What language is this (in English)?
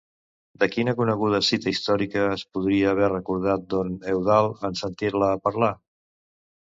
Catalan